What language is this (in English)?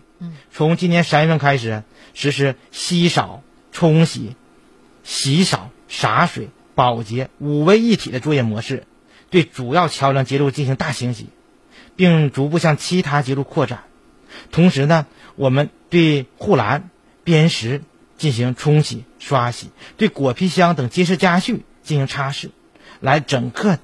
Chinese